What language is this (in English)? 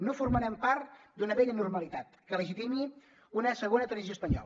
Catalan